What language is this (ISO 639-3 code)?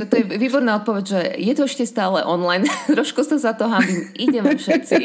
slk